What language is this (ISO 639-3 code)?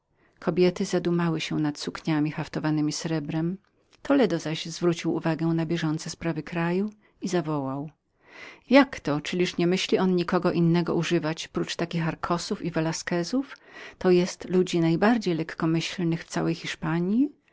pol